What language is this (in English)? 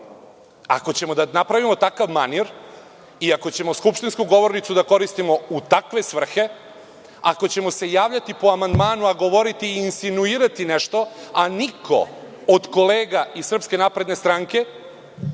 Serbian